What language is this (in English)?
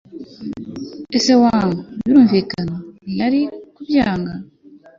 Kinyarwanda